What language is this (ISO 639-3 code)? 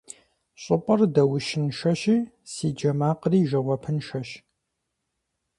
kbd